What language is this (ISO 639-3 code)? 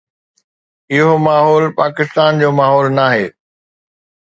snd